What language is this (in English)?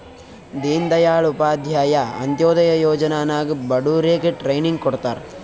Kannada